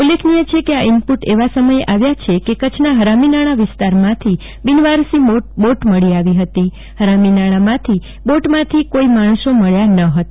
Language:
Gujarati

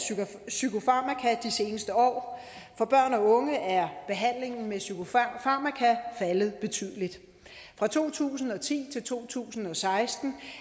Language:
Danish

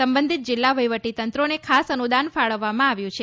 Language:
Gujarati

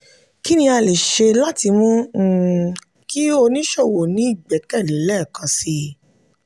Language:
Yoruba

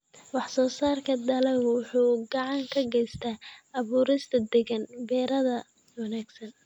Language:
Somali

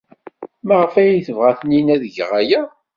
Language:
Kabyle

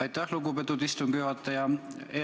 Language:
Estonian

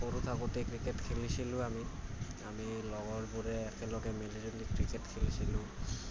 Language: Assamese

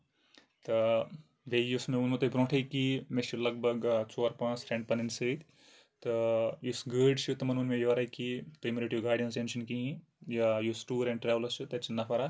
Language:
Kashmiri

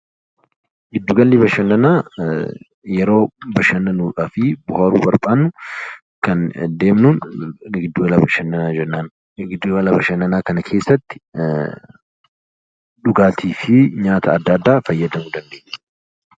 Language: Oromo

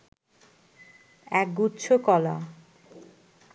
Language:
Bangla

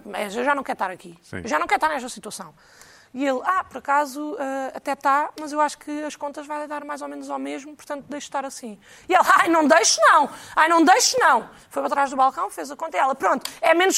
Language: Portuguese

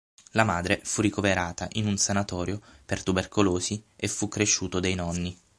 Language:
Italian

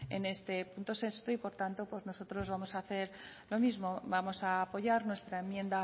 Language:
Spanish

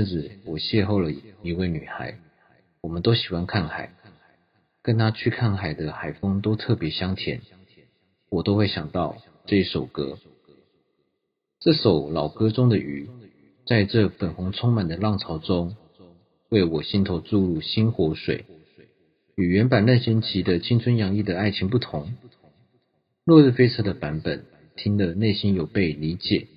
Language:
Chinese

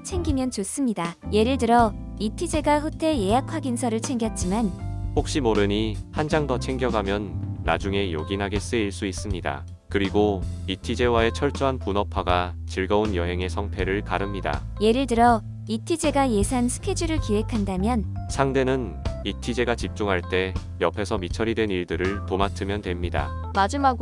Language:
Korean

